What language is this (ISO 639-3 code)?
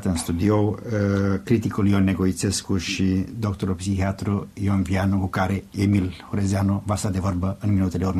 ron